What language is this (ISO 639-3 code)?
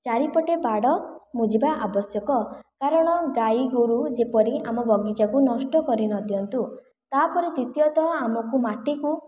ori